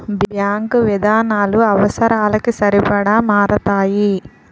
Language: Telugu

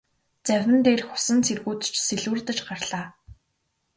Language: Mongolian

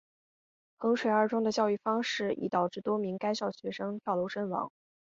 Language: Chinese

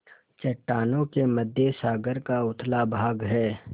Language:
Hindi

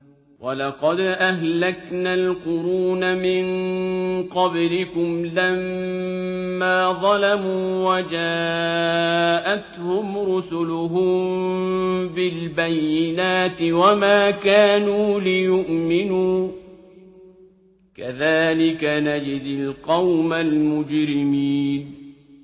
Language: Arabic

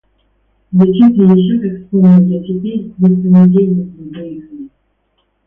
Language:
Russian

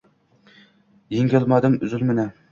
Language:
Uzbek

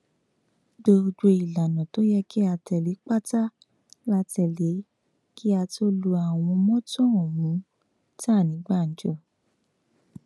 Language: Yoruba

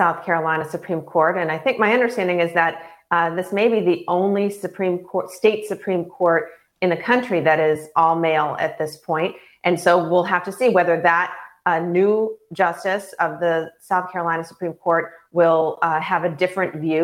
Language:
English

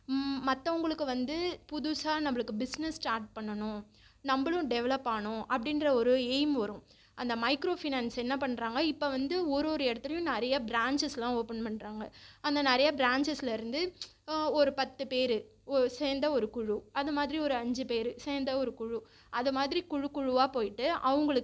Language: Tamil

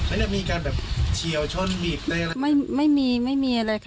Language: Thai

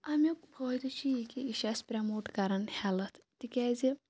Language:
Kashmiri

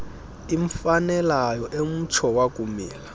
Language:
Xhosa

